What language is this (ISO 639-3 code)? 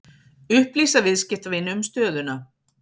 isl